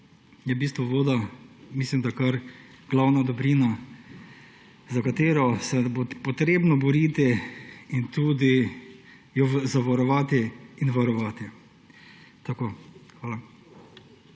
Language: Slovenian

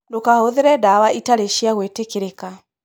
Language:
Kikuyu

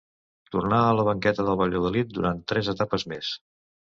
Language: Catalan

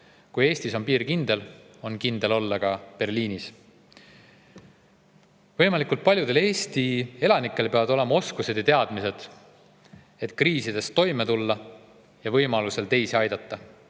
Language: Estonian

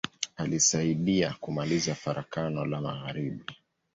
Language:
Swahili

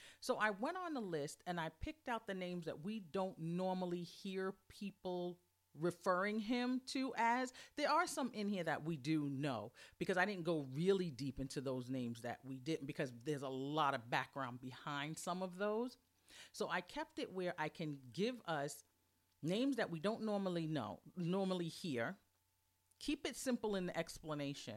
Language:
English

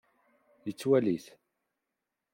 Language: Kabyle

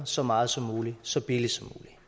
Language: Danish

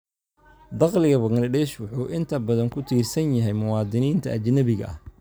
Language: Somali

